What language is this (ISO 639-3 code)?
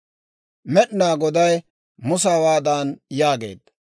dwr